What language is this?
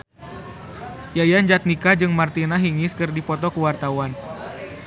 Sundanese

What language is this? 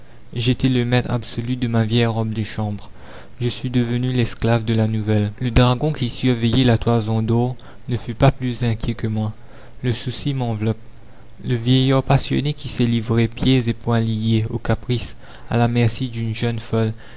French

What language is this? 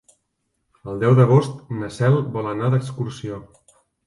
Catalan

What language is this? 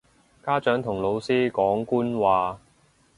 Cantonese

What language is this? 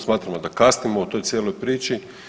Croatian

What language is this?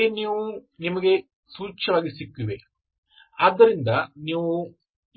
Kannada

